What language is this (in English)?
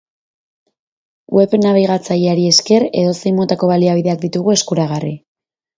Basque